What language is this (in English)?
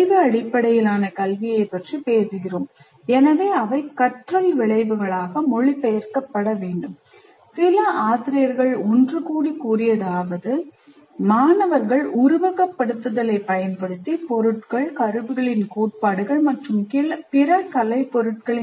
Tamil